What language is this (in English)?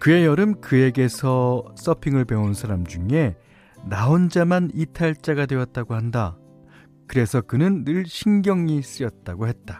Korean